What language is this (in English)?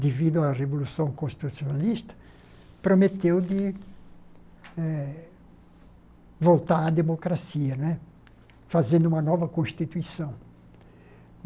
Portuguese